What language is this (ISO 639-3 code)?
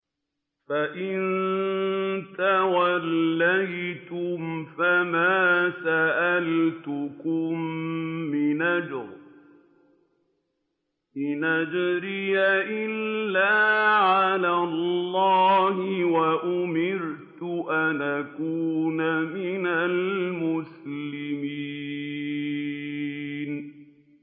ara